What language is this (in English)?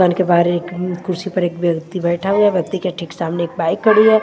Hindi